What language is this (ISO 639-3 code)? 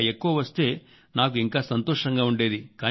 tel